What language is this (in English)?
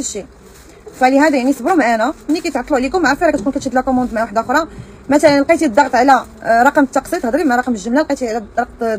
Arabic